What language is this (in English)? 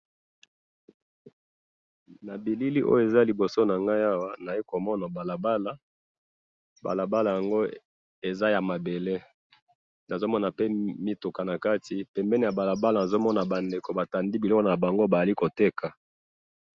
Lingala